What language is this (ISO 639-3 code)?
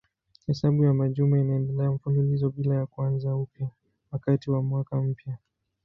swa